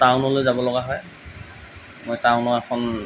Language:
Assamese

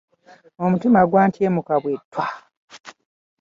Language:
Ganda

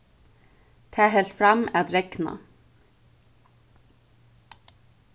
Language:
Faroese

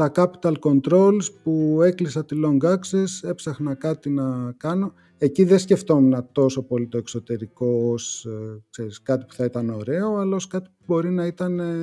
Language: Greek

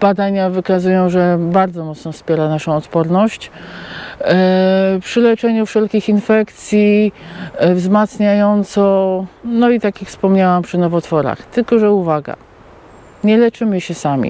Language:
Polish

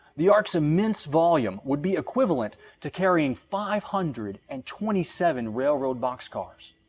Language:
English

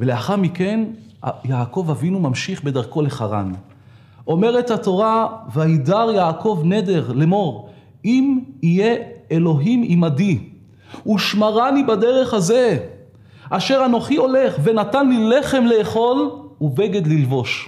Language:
Hebrew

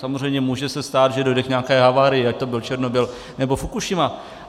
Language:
Czech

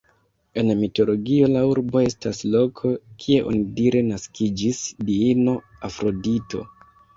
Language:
Esperanto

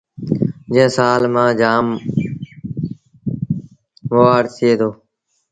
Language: Sindhi Bhil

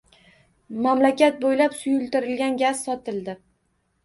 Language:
Uzbek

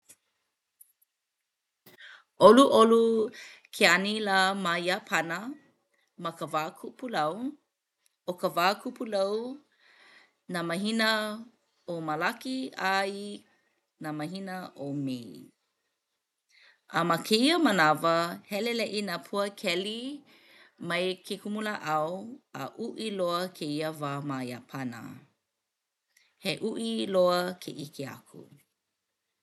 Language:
Hawaiian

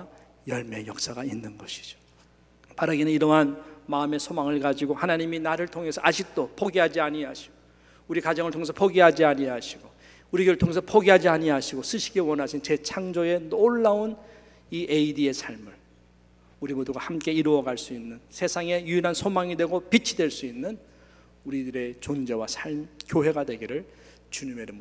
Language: Korean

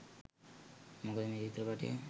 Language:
Sinhala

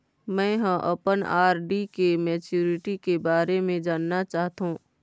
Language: Chhattisgarhi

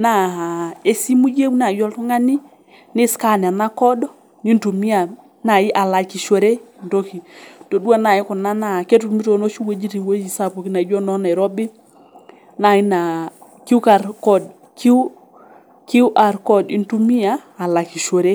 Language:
Masai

